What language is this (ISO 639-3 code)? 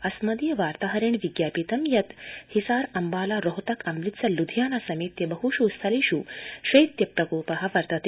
san